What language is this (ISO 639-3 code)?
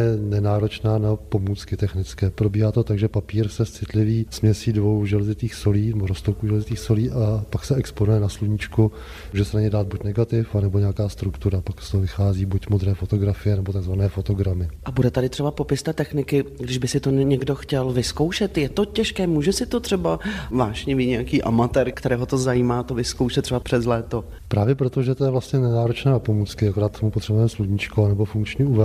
ces